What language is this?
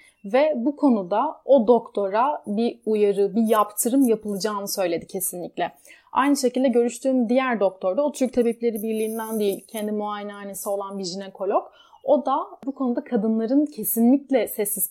Turkish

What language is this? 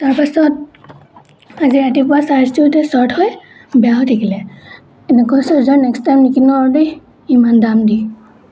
Assamese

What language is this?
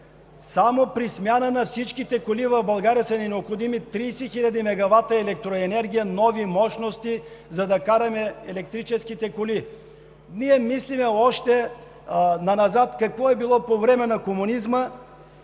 Bulgarian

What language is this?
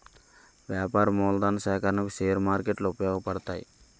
Telugu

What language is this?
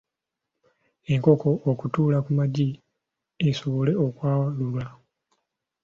Ganda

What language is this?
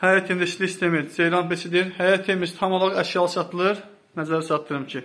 Turkish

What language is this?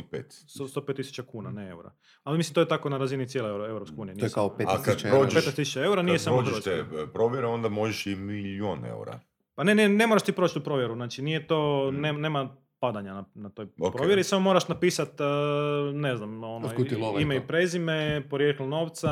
Croatian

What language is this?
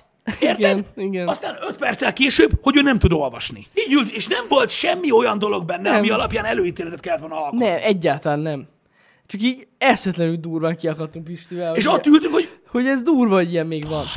Hungarian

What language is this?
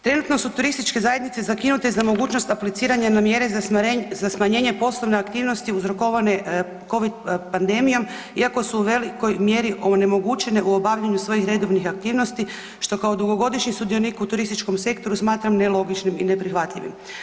Croatian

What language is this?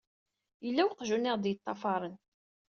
Kabyle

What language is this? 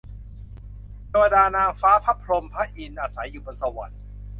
Thai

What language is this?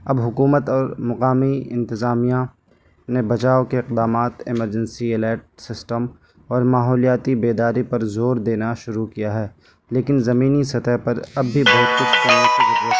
Urdu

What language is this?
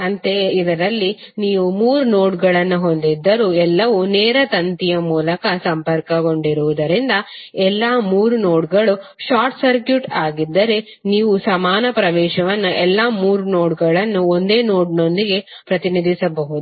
Kannada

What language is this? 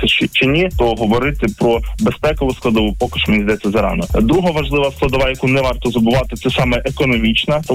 Ukrainian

